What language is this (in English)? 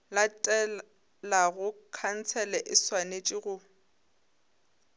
Northern Sotho